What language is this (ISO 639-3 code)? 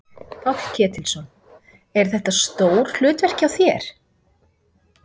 isl